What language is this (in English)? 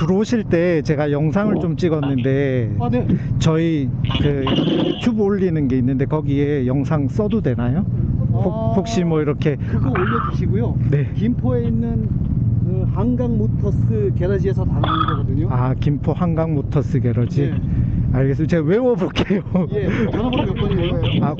Korean